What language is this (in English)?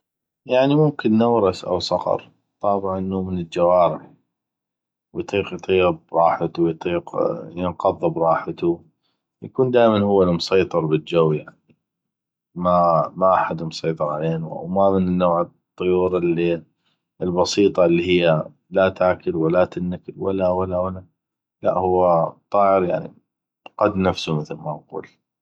North Mesopotamian Arabic